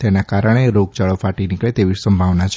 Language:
Gujarati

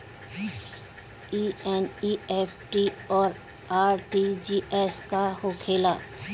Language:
Bhojpuri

